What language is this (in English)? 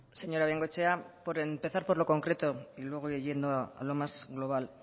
Spanish